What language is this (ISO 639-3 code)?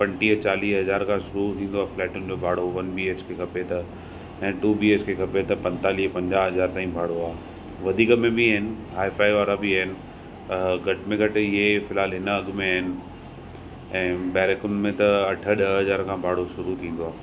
snd